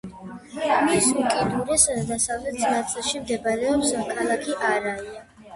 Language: Georgian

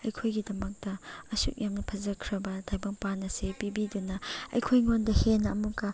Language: Manipuri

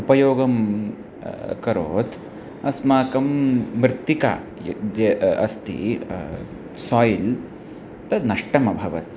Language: Sanskrit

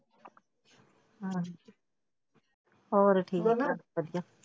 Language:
Punjabi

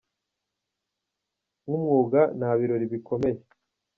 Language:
Kinyarwanda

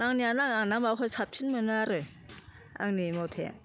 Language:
Bodo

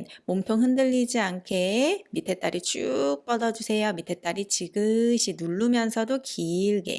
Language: Korean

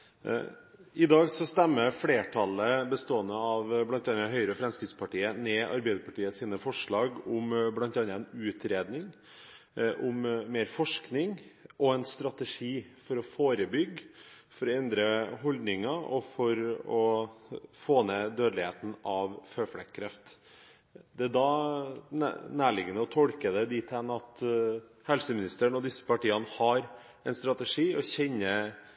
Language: Norwegian Bokmål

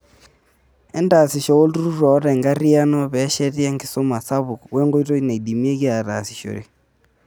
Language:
Masai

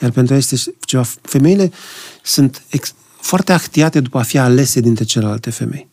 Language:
Romanian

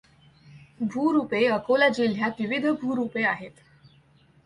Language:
Marathi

